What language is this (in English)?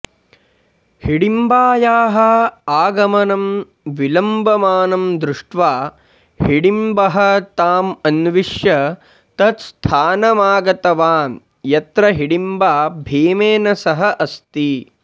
Sanskrit